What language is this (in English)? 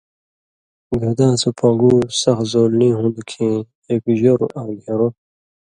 Indus Kohistani